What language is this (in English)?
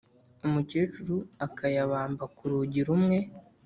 Kinyarwanda